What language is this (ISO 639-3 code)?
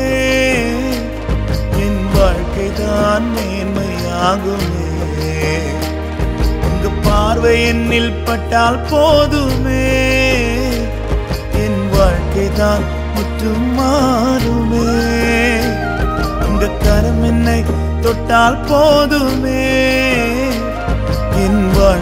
urd